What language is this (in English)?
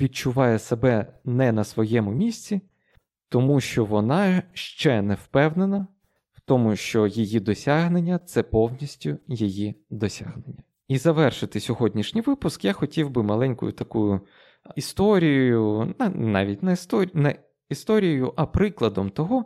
Ukrainian